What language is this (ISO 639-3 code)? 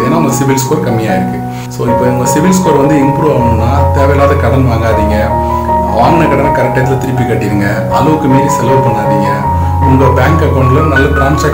tam